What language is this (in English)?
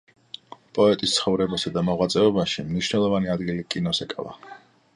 Georgian